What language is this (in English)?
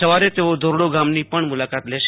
Gujarati